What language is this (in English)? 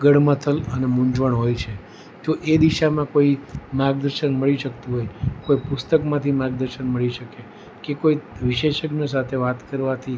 Gujarati